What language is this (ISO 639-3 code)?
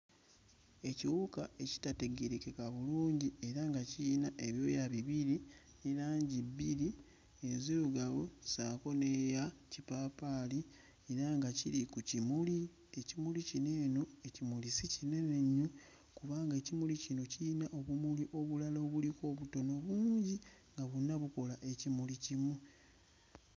lug